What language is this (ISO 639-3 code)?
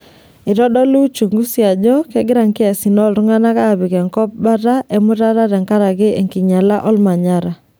mas